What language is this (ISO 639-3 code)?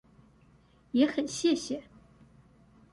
zho